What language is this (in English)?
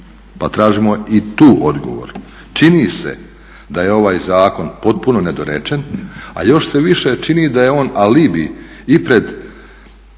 Croatian